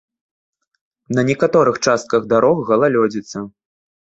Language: Belarusian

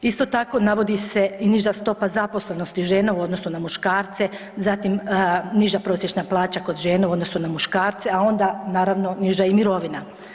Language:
Croatian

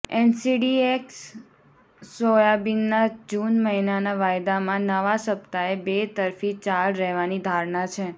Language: Gujarati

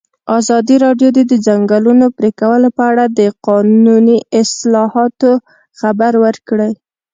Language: Pashto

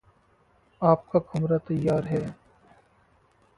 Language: Hindi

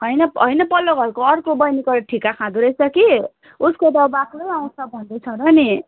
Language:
Nepali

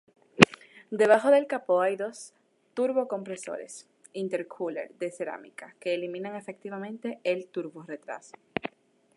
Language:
Spanish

